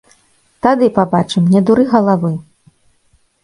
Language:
Belarusian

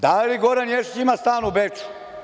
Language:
Serbian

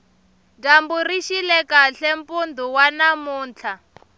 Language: Tsonga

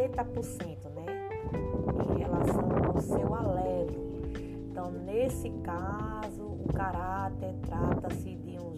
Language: Portuguese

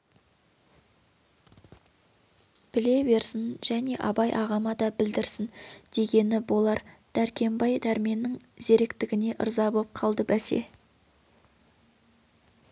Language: Kazakh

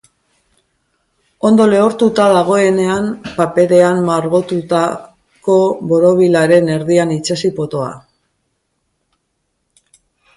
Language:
Basque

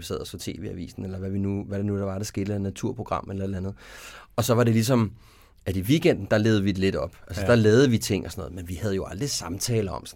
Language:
Danish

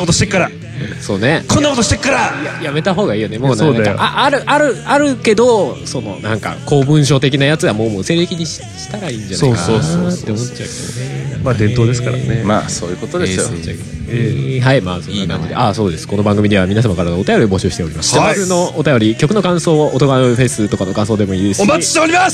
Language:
Japanese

